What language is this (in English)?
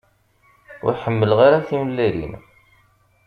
Kabyle